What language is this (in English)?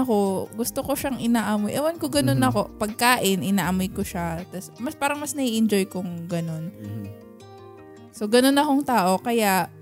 Filipino